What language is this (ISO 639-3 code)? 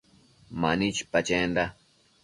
mcf